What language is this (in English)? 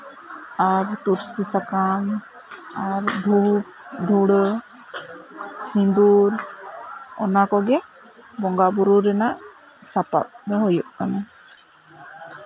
Santali